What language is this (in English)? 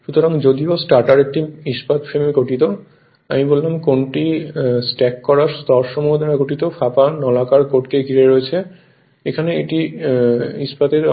Bangla